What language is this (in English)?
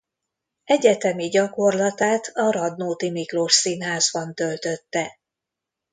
Hungarian